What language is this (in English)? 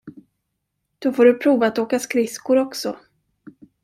Swedish